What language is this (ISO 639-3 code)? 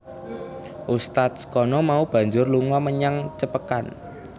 jav